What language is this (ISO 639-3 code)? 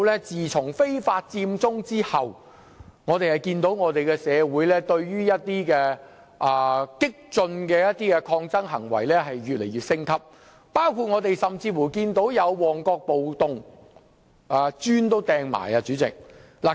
yue